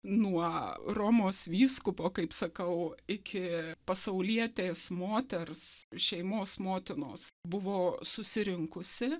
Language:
Lithuanian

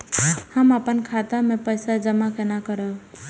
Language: Maithili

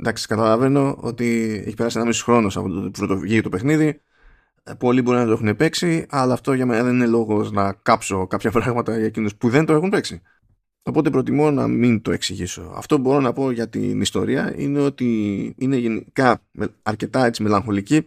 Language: Greek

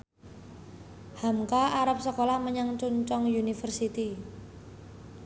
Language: Javanese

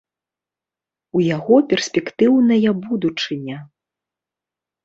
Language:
Belarusian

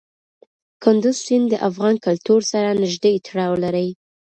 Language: Pashto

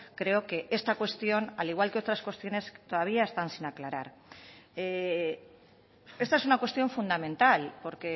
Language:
Spanish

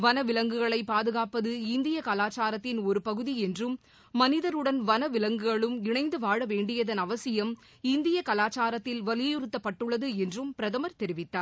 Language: Tamil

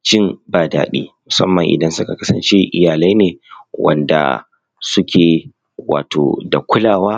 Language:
Hausa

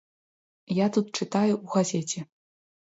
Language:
Belarusian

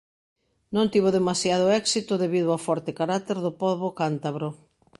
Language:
Galician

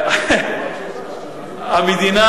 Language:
Hebrew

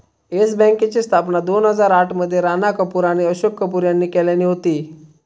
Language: Marathi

